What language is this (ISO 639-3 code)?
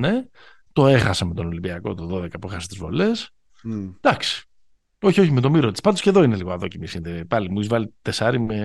ell